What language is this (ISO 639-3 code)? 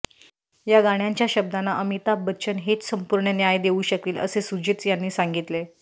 mar